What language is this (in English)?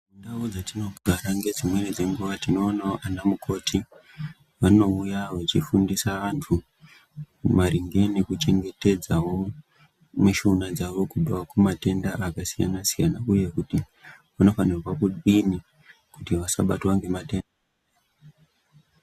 Ndau